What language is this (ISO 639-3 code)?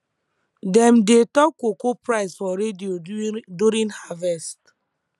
pcm